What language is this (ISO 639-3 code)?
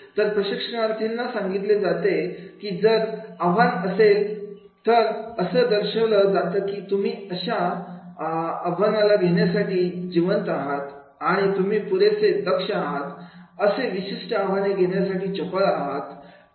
mar